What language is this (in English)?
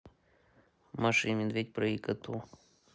Russian